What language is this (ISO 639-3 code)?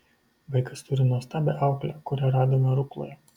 lit